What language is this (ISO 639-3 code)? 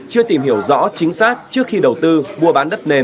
vie